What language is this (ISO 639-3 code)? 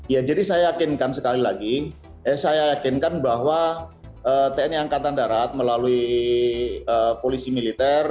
ind